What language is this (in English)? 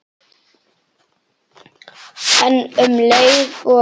Icelandic